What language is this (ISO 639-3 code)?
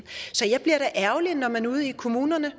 dan